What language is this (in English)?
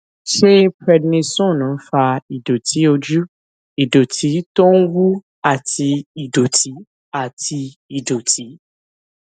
Yoruba